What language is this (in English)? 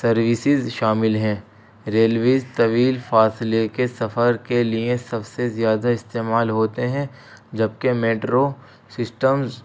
Urdu